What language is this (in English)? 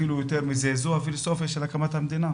Hebrew